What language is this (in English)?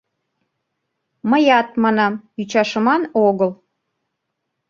Mari